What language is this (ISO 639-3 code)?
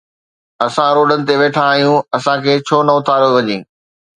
snd